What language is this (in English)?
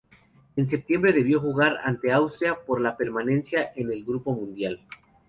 Spanish